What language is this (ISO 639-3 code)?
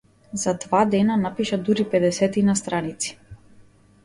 mkd